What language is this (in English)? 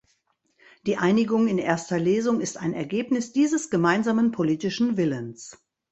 German